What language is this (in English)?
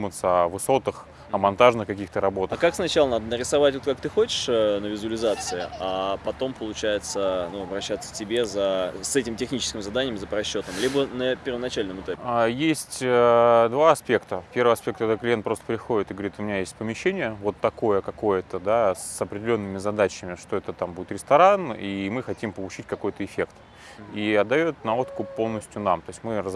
Russian